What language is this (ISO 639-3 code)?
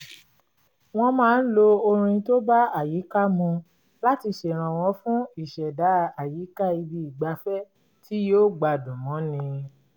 yor